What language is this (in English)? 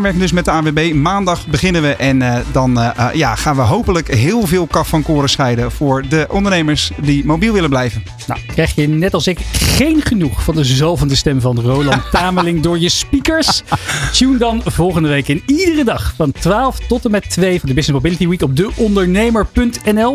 Dutch